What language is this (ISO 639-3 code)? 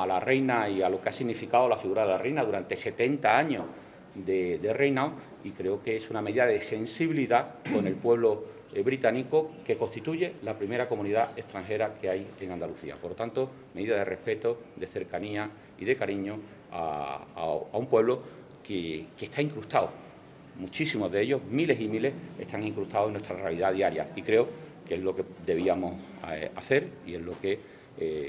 spa